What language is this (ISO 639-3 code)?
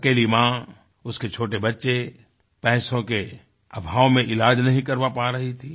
hin